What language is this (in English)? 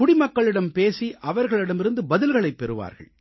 Tamil